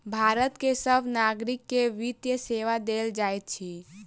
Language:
Maithili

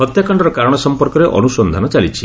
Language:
Odia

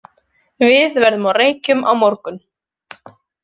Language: Icelandic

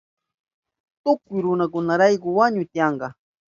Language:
Southern Pastaza Quechua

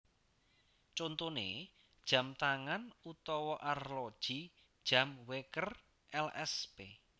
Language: Javanese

